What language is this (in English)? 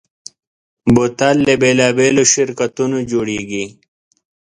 Pashto